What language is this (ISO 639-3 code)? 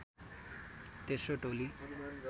nep